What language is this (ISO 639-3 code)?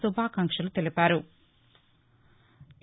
tel